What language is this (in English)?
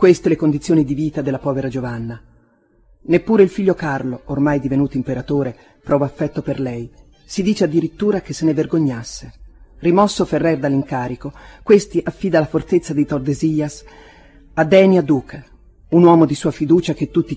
Italian